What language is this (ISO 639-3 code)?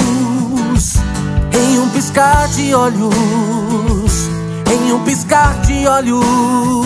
por